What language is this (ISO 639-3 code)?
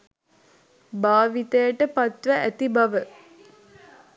sin